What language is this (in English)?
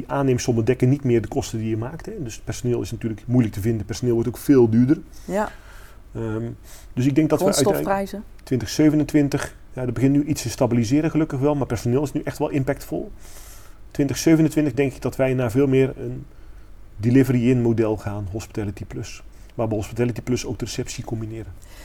Dutch